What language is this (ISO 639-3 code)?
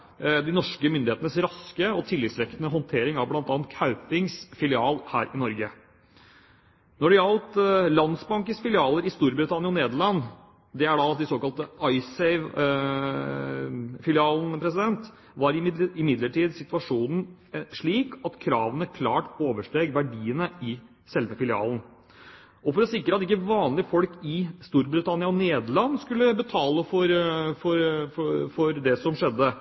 nob